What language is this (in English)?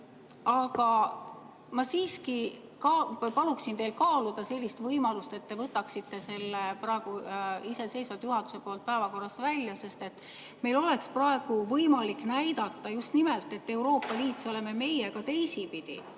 Estonian